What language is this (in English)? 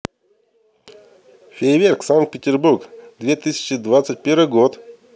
Russian